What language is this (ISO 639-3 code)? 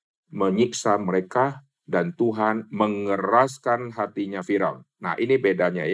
ind